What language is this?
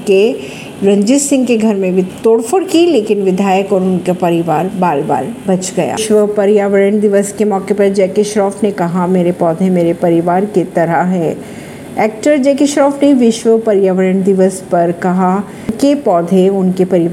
Hindi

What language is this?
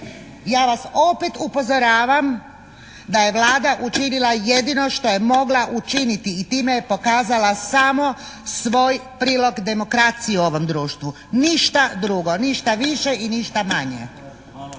Croatian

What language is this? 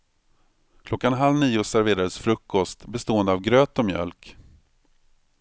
Swedish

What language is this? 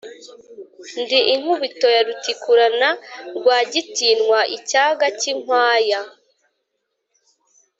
Kinyarwanda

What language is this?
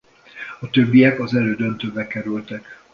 Hungarian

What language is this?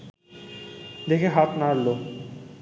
Bangla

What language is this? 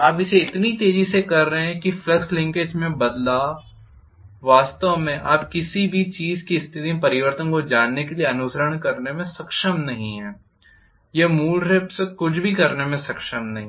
Hindi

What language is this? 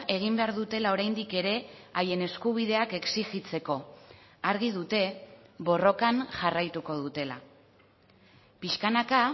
Basque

